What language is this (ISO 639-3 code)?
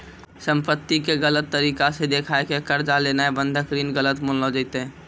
mai